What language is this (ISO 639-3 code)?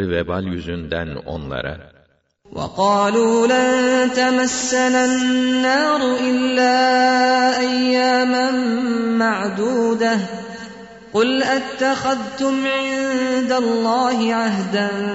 tur